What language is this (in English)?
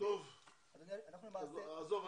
Hebrew